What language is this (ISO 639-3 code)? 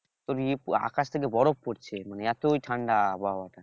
ben